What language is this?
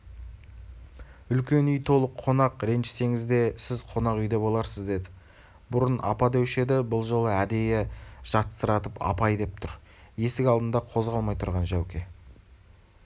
Kazakh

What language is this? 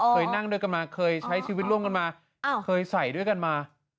Thai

